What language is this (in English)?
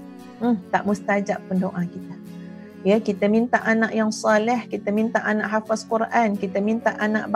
Malay